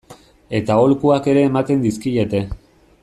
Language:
Basque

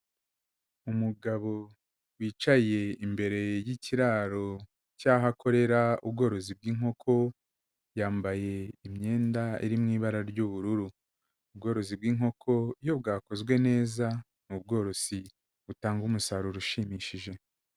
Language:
Kinyarwanda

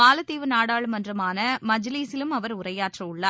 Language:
Tamil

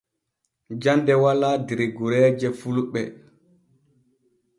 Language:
Borgu Fulfulde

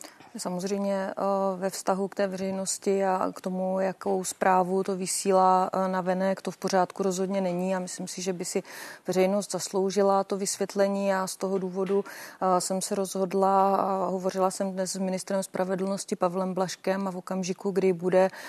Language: Czech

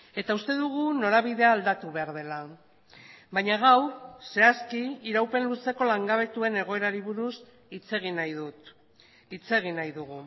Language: Basque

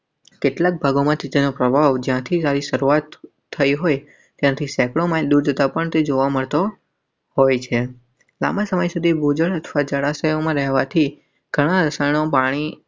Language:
Gujarati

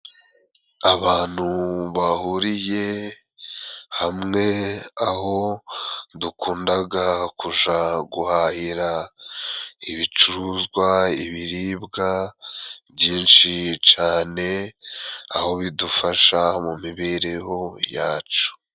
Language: Kinyarwanda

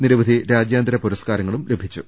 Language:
Malayalam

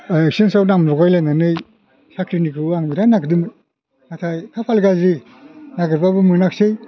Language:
Bodo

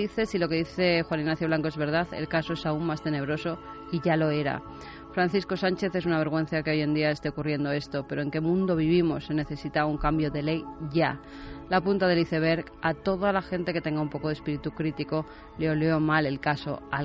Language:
Spanish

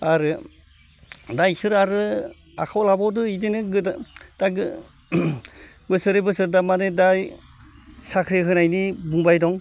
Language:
Bodo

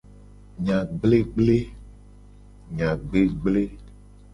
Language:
Gen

